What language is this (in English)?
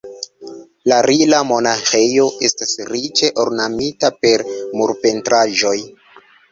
Esperanto